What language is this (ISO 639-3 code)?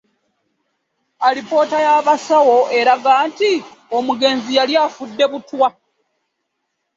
lug